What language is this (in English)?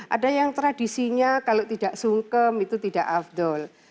Indonesian